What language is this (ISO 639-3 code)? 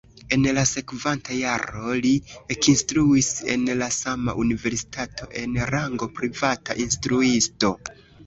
epo